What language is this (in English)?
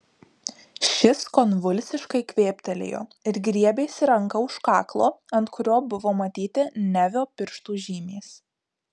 Lithuanian